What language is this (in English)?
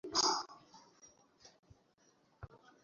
Bangla